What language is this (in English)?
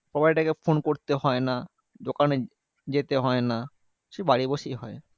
Bangla